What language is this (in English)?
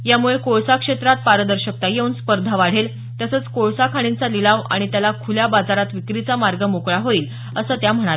Marathi